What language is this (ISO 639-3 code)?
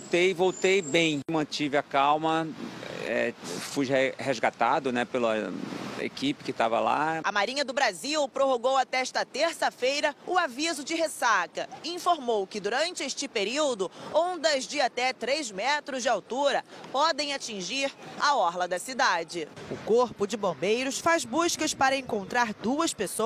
por